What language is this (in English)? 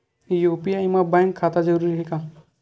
Chhattisgarhi